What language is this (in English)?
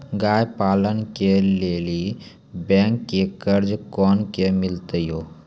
Maithili